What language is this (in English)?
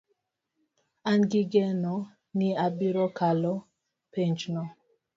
Luo (Kenya and Tanzania)